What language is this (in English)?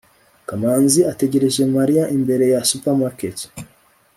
Kinyarwanda